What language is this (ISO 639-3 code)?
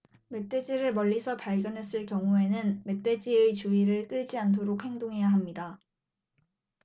kor